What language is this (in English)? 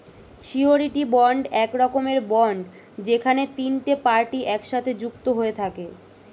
Bangla